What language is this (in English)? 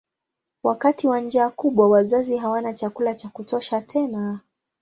Swahili